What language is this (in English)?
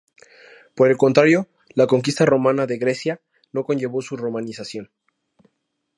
Spanish